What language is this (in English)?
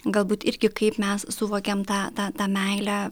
Lithuanian